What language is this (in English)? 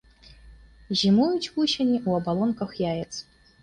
Belarusian